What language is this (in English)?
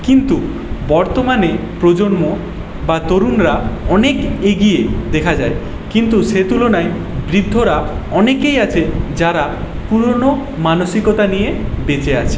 Bangla